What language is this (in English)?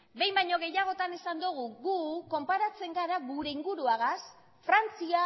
Basque